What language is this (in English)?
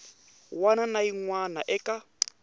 Tsonga